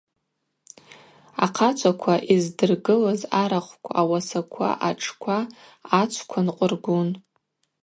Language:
Abaza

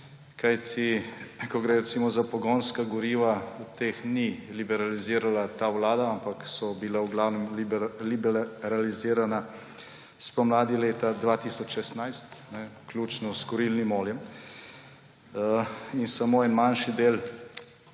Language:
Slovenian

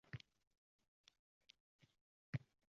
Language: Uzbek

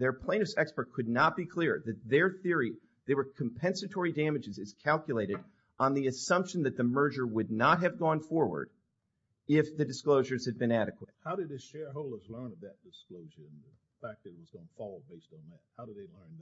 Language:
English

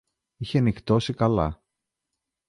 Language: Greek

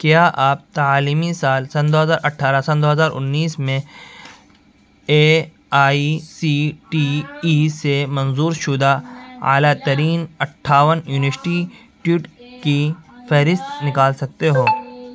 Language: Urdu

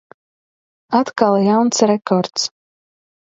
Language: Latvian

